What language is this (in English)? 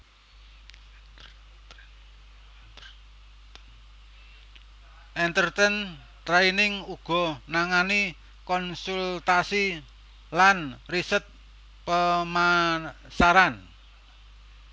Javanese